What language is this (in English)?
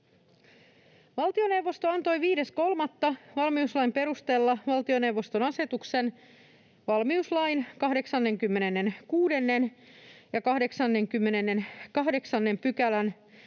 Finnish